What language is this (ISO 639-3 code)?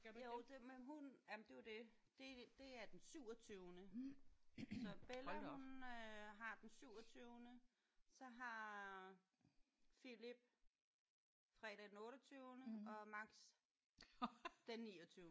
dan